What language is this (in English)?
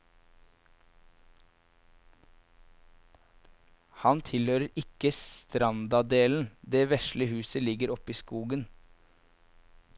Norwegian